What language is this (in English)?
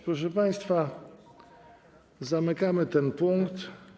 Polish